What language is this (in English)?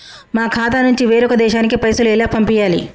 Telugu